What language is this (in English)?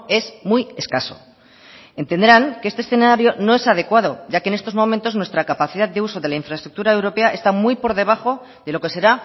Spanish